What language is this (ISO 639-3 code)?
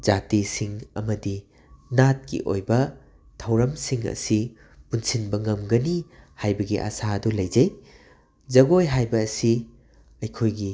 mni